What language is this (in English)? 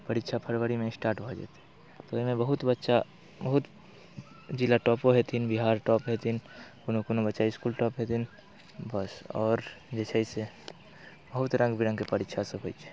Maithili